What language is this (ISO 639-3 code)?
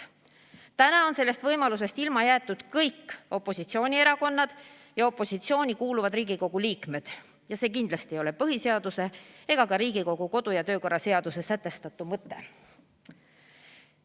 est